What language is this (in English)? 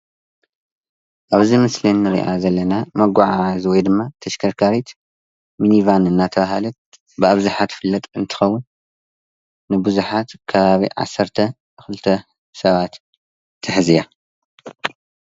Tigrinya